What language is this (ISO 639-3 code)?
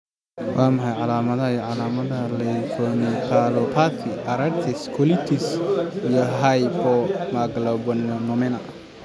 som